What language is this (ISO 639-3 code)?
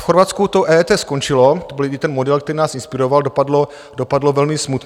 ces